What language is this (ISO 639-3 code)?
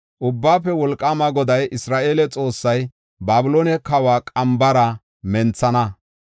gof